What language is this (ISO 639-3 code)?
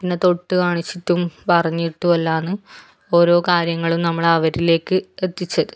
mal